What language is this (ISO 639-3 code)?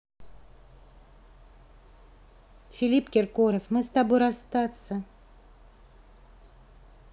rus